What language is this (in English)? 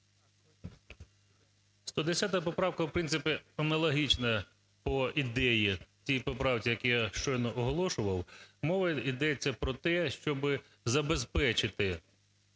Ukrainian